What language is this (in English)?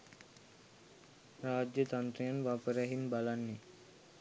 Sinhala